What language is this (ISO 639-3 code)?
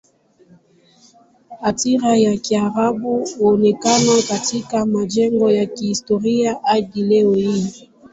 swa